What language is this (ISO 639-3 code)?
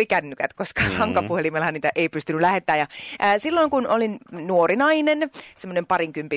fin